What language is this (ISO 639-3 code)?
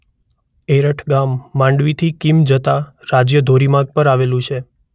guj